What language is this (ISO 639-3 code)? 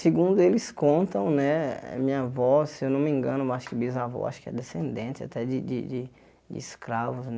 por